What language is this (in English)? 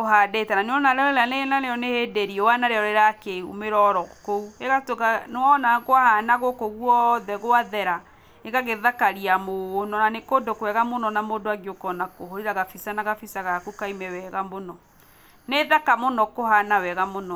Kikuyu